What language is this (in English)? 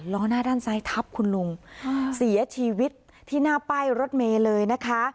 Thai